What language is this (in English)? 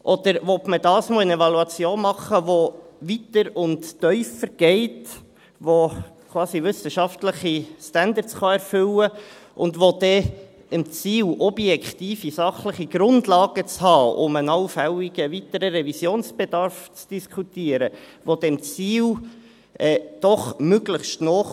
Swiss German